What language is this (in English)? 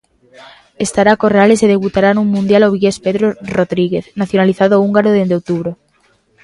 Galician